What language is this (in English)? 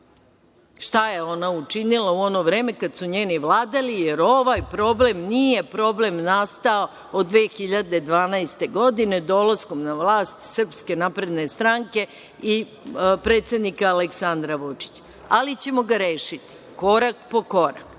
Serbian